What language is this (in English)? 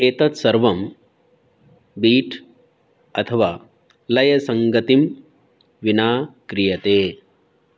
Sanskrit